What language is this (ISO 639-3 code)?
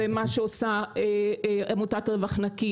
heb